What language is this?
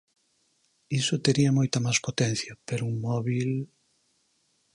Galician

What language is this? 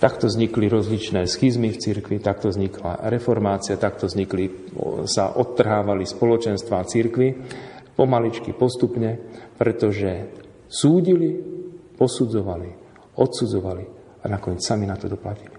Slovak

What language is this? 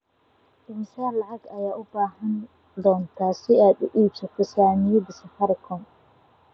Somali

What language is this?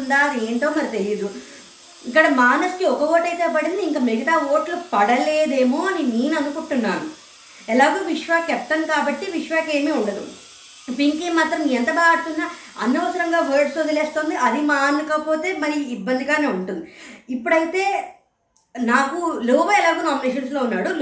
Telugu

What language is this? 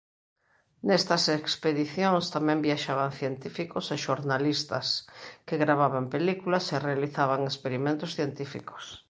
Galician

